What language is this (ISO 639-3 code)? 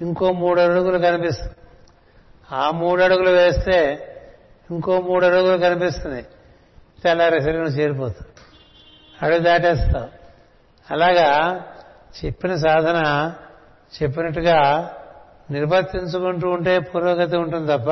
tel